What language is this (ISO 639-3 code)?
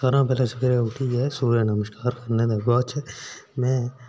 doi